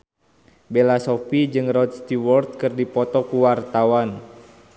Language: Sundanese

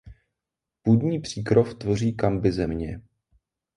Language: Czech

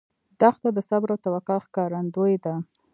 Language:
Pashto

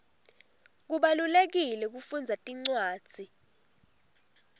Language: Swati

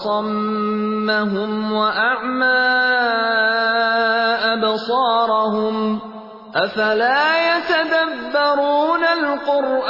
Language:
Urdu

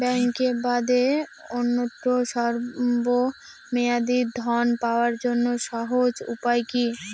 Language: Bangla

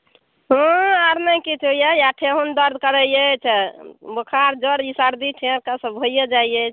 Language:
Maithili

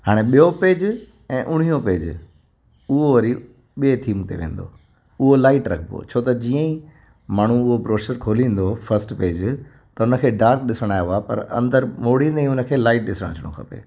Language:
Sindhi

